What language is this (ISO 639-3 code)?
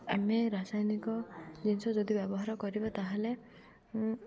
ori